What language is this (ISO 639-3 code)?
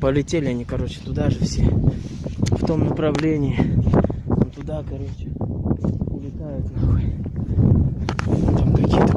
rus